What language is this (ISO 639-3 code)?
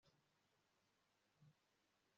kin